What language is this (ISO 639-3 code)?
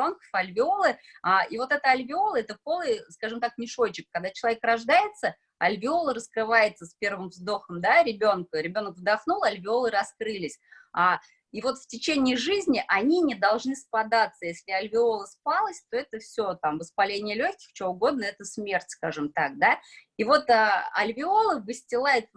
rus